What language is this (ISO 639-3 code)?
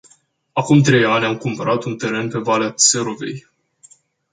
ron